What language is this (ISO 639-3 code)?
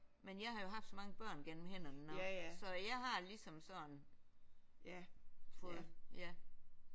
dan